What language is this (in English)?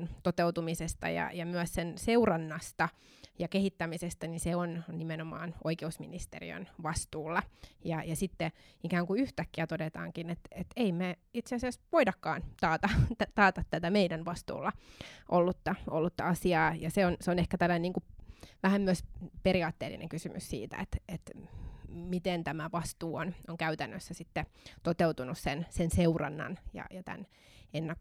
Finnish